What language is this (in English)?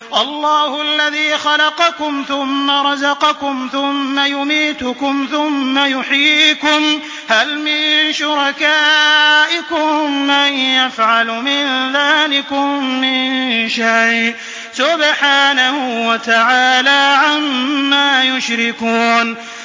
Arabic